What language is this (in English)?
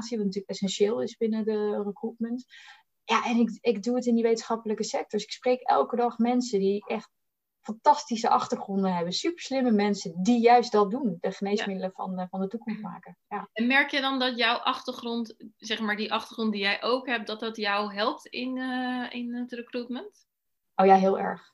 Dutch